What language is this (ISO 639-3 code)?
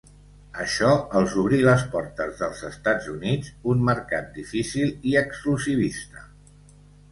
cat